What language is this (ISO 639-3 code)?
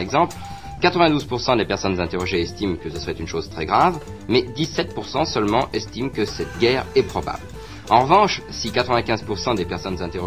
fra